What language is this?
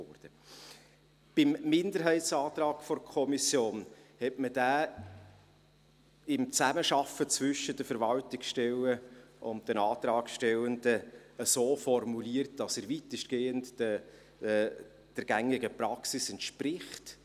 Swiss German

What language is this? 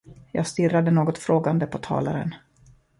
Swedish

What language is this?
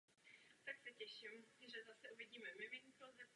Czech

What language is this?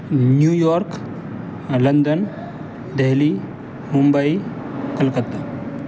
Urdu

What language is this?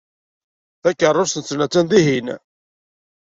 Kabyle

